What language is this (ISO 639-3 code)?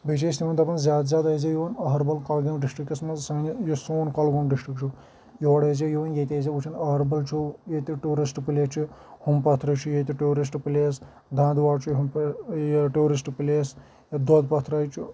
kas